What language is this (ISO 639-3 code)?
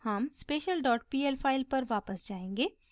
hin